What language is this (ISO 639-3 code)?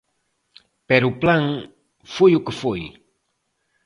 glg